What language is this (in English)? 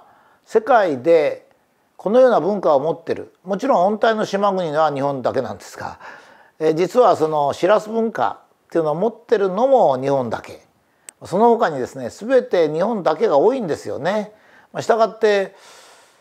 Japanese